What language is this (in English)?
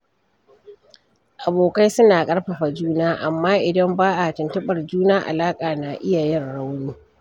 Hausa